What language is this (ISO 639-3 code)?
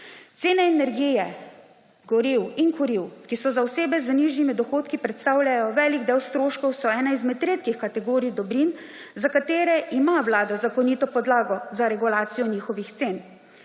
slv